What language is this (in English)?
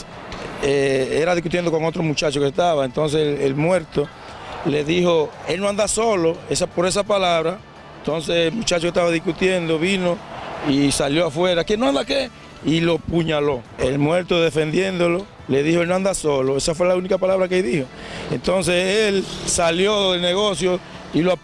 Spanish